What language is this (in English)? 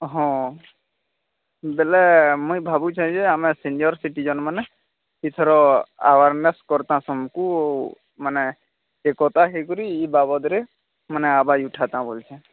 Odia